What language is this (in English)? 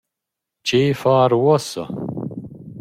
Romansh